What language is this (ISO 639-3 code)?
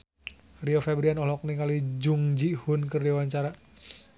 sun